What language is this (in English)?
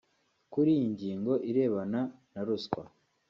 Kinyarwanda